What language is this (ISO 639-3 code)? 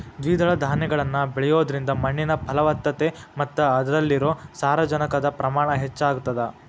kan